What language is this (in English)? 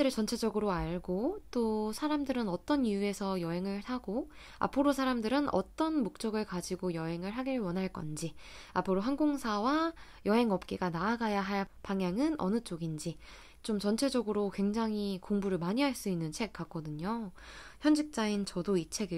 Korean